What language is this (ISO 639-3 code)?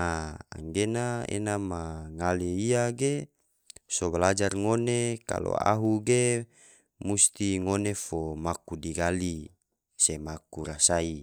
tvo